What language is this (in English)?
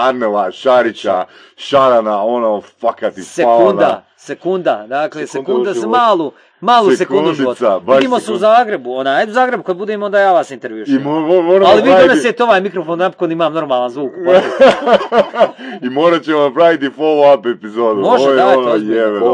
Croatian